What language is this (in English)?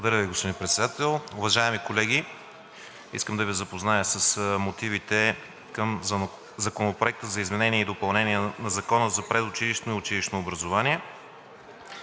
Bulgarian